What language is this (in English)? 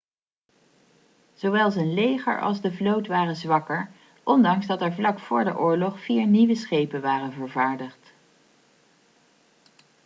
Dutch